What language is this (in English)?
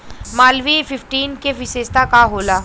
Bhojpuri